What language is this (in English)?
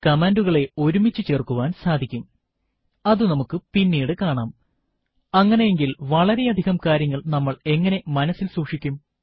Malayalam